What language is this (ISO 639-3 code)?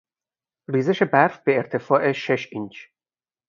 fas